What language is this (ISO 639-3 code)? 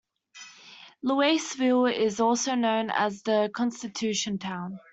eng